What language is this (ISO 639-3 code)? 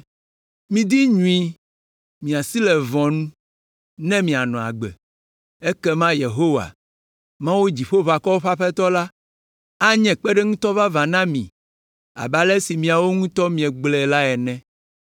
ewe